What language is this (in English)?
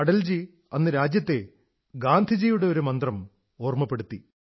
Malayalam